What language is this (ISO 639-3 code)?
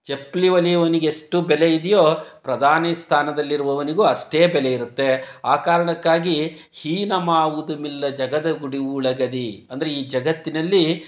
kan